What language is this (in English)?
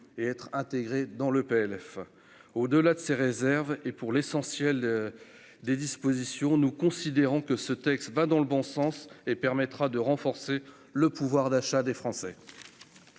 French